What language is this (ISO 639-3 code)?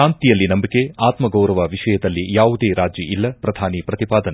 kan